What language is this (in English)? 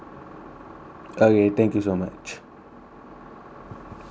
English